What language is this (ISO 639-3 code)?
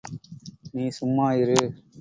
tam